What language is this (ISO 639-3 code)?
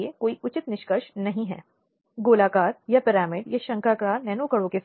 hin